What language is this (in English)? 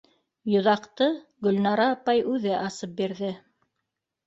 Bashkir